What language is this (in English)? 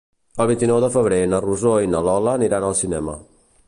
Catalan